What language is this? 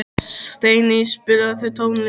Icelandic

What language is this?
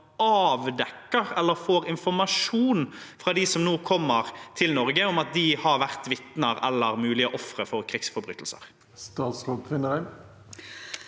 Norwegian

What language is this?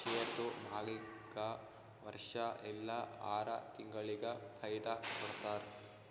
Kannada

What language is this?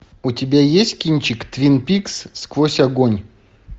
Russian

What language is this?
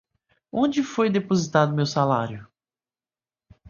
Portuguese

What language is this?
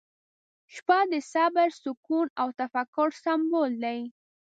Pashto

